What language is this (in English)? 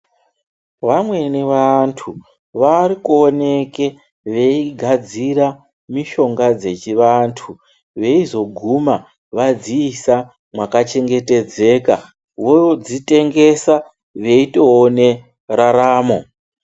Ndau